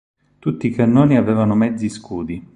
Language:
Italian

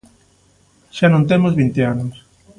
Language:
Galician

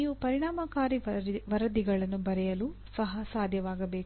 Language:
Kannada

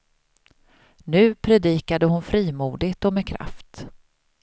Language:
Swedish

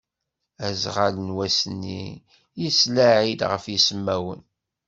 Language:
Kabyle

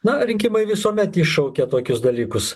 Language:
Lithuanian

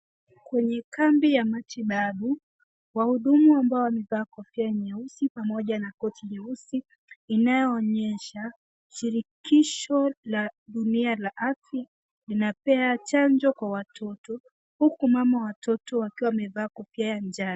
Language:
Swahili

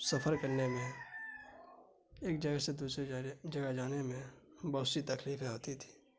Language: Urdu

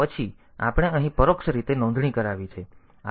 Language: Gujarati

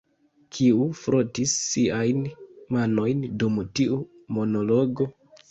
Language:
Esperanto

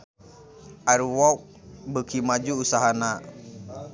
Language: Sundanese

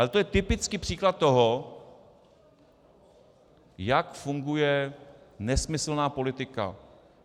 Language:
Czech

